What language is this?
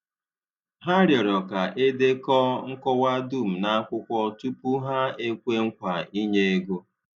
Igbo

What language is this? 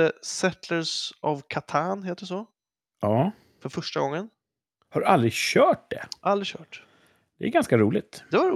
Swedish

